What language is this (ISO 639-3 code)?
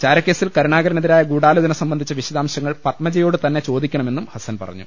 mal